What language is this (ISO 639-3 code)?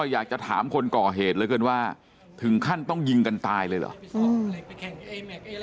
tha